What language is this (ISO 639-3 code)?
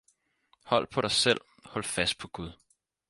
dan